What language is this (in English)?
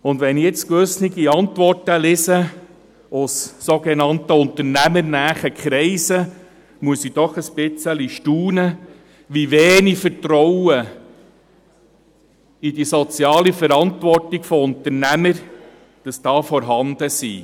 Swiss German